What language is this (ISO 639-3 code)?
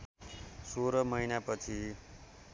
nep